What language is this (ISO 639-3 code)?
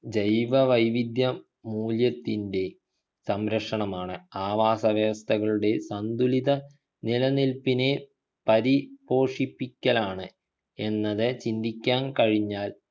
mal